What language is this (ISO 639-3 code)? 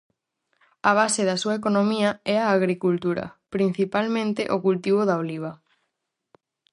glg